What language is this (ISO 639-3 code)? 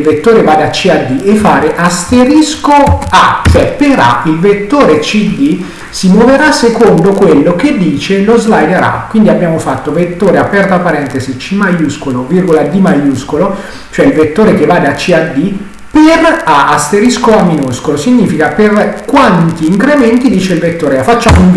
ita